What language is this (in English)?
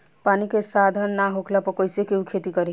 Bhojpuri